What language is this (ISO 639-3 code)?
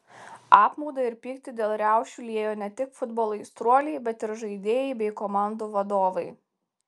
lit